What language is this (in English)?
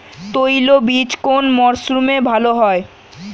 Bangla